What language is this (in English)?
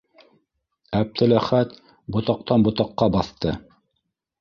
Bashkir